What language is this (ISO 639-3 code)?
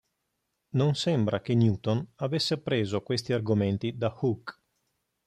ita